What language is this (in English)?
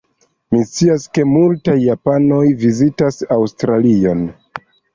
Esperanto